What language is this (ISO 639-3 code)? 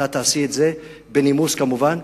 heb